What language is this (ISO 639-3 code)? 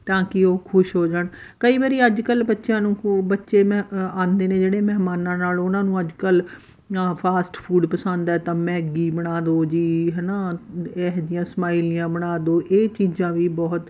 pan